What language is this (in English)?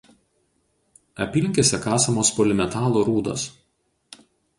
Lithuanian